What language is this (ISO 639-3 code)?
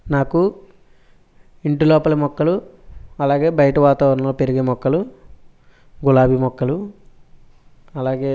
tel